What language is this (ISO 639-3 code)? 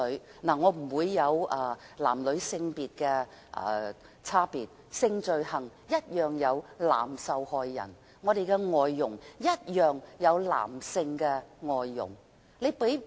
yue